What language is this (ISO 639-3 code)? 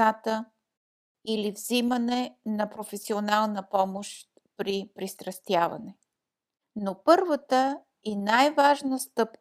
bul